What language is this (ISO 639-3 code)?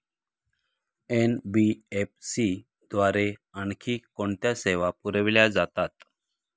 mar